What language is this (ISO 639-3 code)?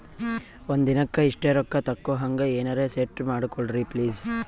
kan